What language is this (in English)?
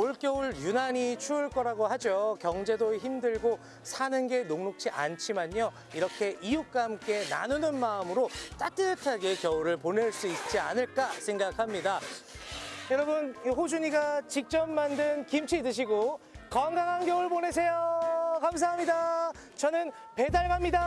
Korean